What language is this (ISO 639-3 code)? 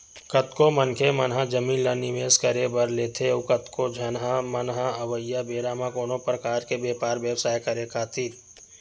hne